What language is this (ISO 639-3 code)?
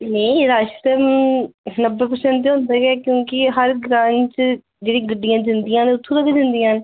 doi